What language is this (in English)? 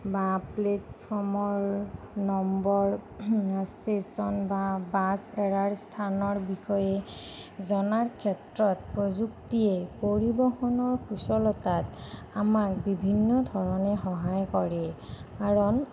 Assamese